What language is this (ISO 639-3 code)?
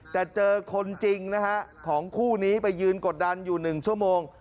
tha